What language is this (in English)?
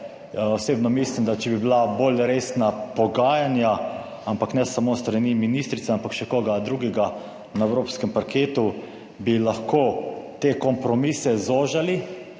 Slovenian